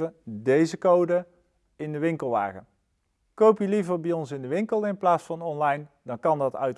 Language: Dutch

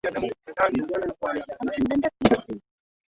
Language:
Swahili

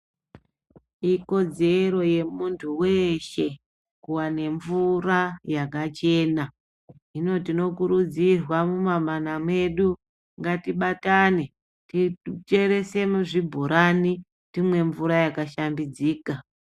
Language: Ndau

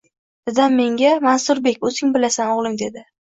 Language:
Uzbek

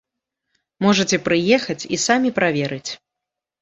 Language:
Belarusian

